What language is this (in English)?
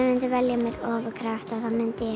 Icelandic